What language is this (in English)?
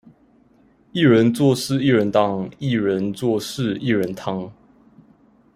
Chinese